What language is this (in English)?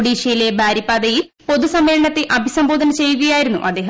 Malayalam